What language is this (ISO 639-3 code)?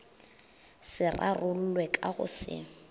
nso